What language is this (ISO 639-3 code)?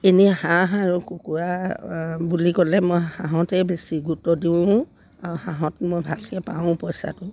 asm